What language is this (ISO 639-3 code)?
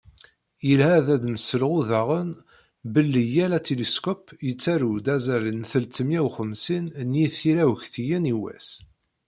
kab